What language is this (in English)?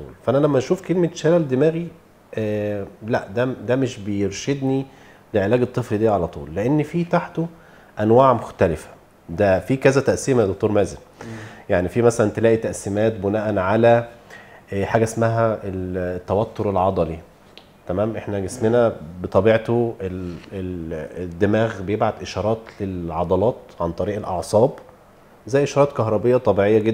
Arabic